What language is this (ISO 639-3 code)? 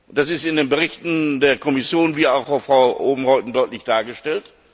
deu